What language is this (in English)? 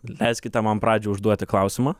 Lithuanian